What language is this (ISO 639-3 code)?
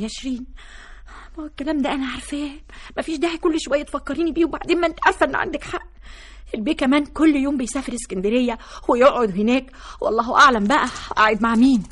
ara